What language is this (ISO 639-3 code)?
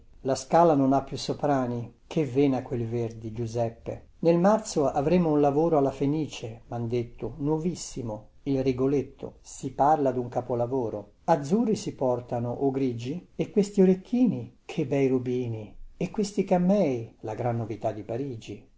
ita